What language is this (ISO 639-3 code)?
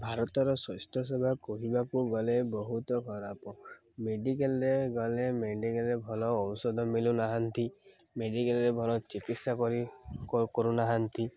ori